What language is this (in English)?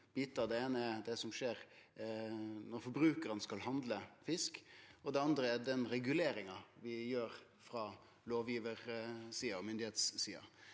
Norwegian